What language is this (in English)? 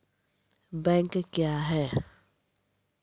Maithili